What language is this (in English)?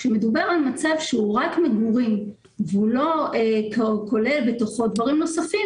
Hebrew